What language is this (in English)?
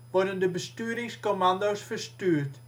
Dutch